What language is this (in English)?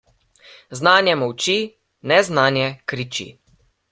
Slovenian